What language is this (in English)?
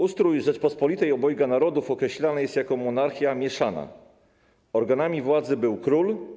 Polish